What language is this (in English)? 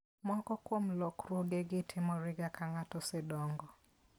Luo (Kenya and Tanzania)